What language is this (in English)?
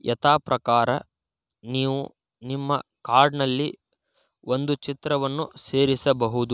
Kannada